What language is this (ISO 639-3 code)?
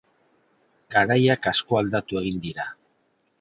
eus